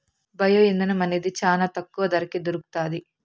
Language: Telugu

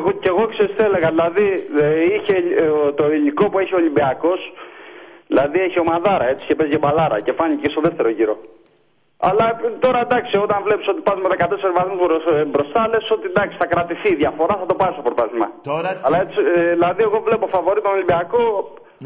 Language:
Greek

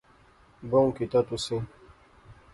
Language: Pahari-Potwari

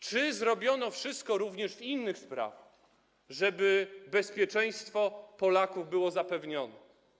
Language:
Polish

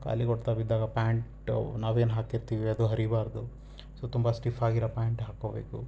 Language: Kannada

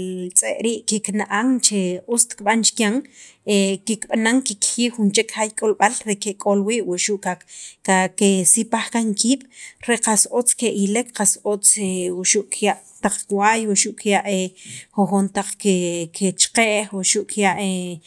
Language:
Sacapulteco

